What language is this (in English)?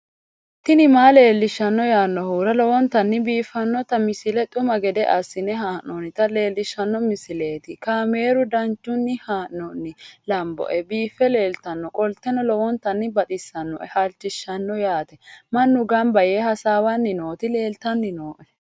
Sidamo